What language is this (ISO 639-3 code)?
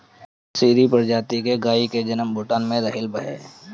bho